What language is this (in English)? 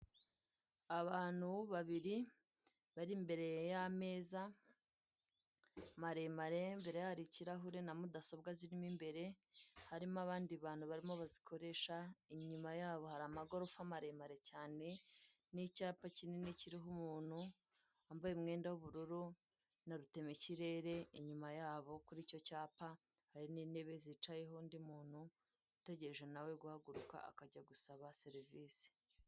Kinyarwanda